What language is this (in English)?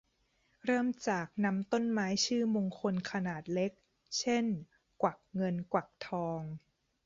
Thai